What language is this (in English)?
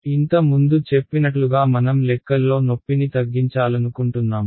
Telugu